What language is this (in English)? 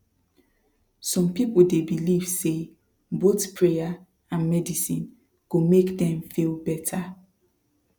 Nigerian Pidgin